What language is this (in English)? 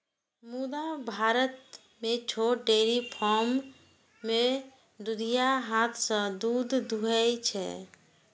Maithili